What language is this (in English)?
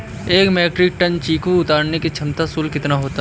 Hindi